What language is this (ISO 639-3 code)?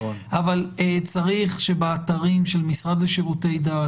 heb